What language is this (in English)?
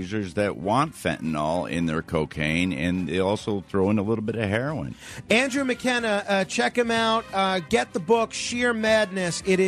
English